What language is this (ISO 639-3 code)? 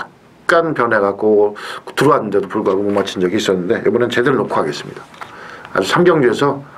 kor